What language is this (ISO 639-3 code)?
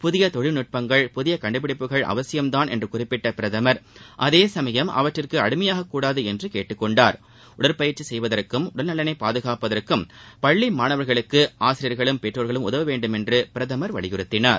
tam